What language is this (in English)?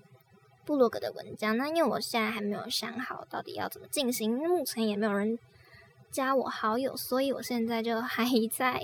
Chinese